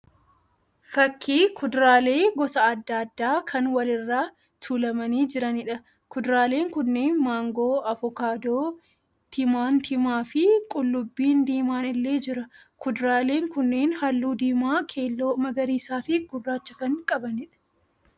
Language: Oromo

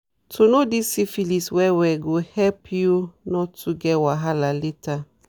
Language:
Nigerian Pidgin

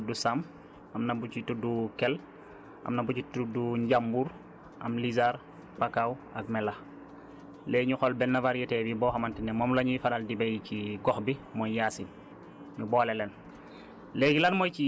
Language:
Wolof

